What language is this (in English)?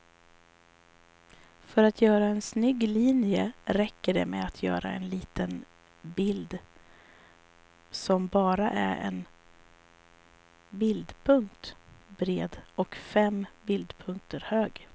Swedish